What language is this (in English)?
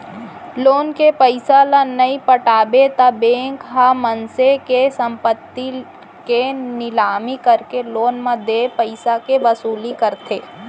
Chhattisgarhi